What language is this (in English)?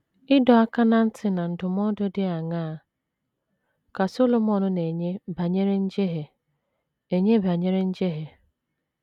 Igbo